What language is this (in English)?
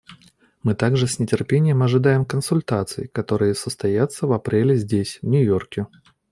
Russian